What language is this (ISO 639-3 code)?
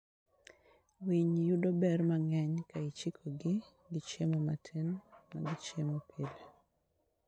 luo